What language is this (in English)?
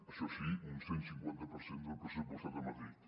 Catalan